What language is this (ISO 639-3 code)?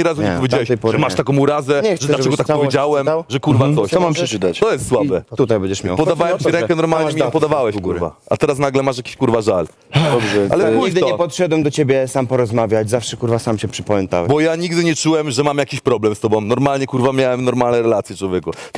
pol